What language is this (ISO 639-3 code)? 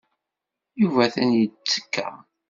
kab